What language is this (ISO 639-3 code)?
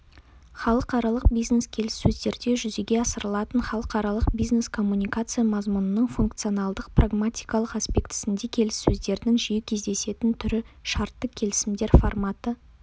kaz